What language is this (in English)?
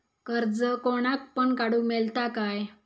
Marathi